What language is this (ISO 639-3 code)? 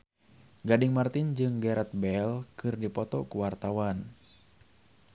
sun